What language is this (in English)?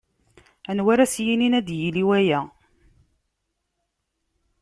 Kabyle